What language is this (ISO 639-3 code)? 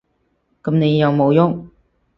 yue